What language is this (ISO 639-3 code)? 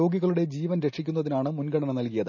mal